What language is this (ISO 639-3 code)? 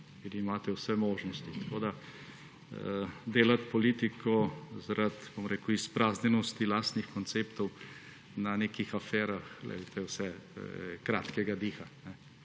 slv